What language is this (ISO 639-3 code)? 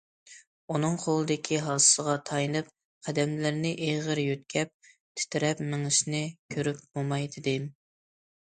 uig